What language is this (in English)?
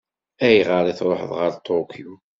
Kabyle